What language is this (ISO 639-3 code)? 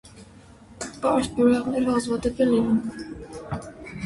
hye